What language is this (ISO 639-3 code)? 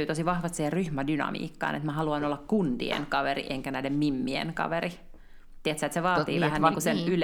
fin